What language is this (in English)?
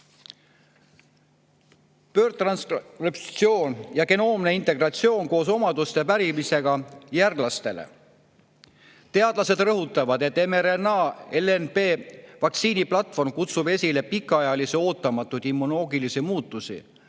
Estonian